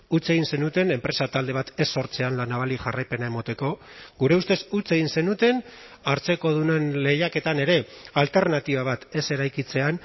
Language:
Basque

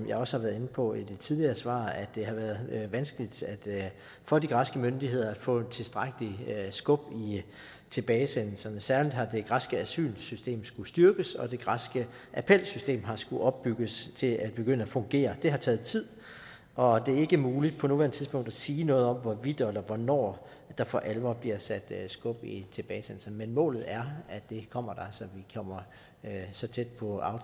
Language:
Danish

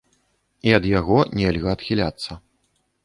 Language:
Belarusian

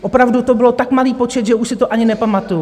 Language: Czech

